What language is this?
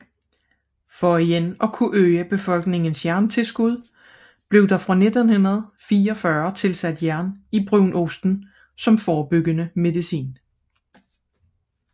Danish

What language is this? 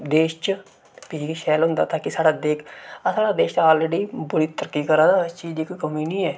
Dogri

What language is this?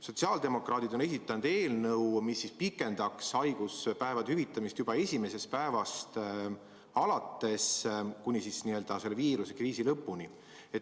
Estonian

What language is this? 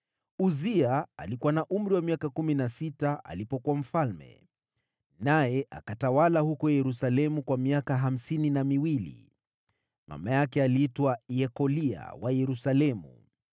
Swahili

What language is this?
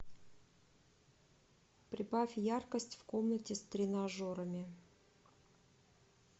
Russian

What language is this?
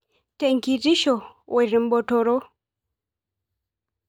Masai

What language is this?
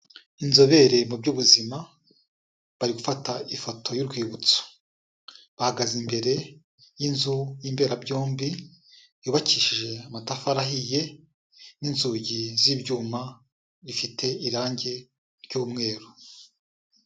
Kinyarwanda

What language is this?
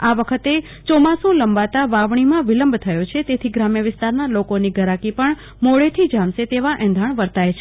Gujarati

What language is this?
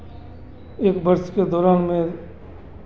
Hindi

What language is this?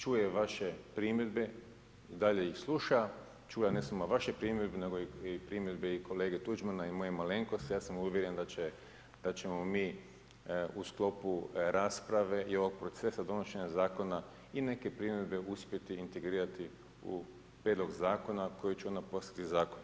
Croatian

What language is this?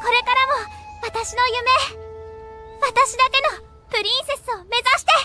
Japanese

